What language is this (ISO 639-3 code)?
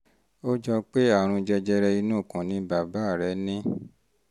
yor